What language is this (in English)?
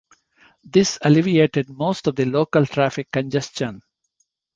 English